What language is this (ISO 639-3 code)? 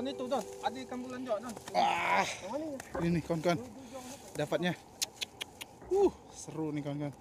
ind